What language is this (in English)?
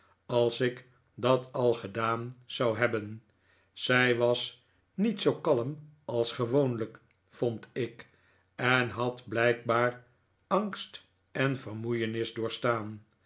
Dutch